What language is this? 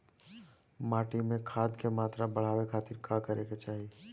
Bhojpuri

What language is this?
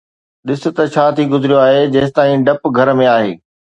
Sindhi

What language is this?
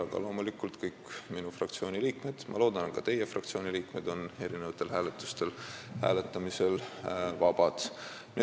Estonian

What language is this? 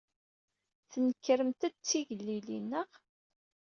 Kabyle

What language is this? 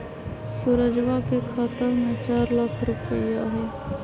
Magahi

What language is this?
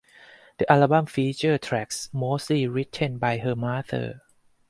English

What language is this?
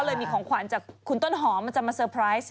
Thai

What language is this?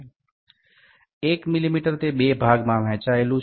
Gujarati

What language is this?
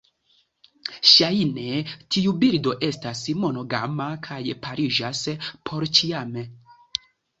Esperanto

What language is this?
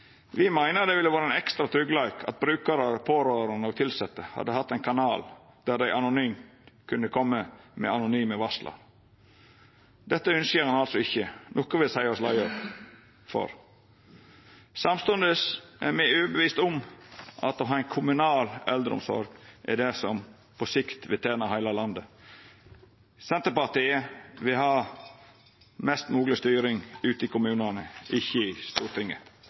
Norwegian Nynorsk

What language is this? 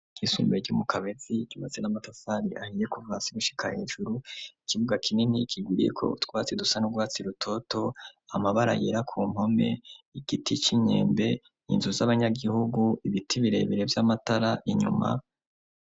Rundi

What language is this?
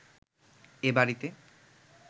Bangla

